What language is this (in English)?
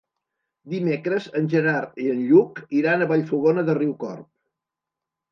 Catalan